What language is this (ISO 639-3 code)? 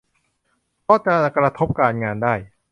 tha